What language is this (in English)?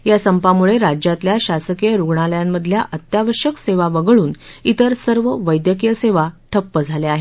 Marathi